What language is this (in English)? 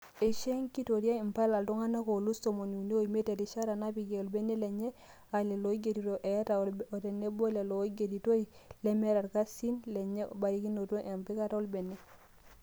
Masai